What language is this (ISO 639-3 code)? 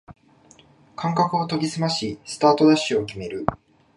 jpn